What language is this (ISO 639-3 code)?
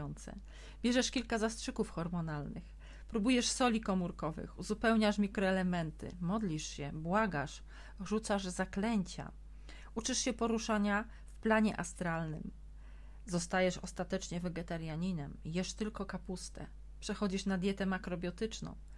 pol